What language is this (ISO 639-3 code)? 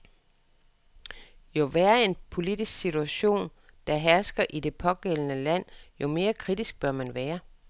dan